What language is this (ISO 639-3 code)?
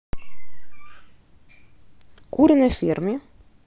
rus